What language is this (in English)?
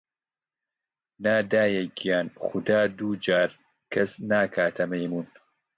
Central Kurdish